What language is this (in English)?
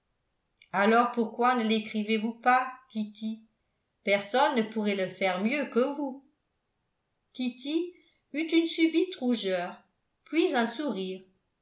French